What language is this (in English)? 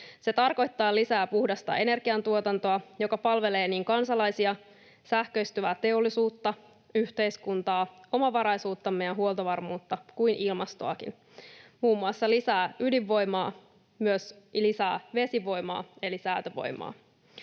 Finnish